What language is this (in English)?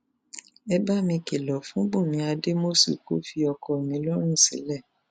Yoruba